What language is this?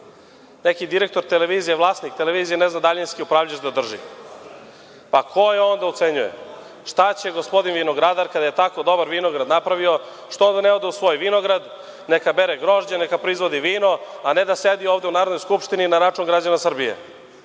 Serbian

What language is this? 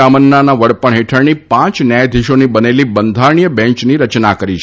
Gujarati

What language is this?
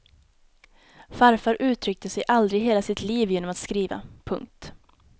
Swedish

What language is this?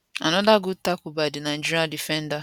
Nigerian Pidgin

